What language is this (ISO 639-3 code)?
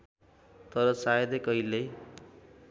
nep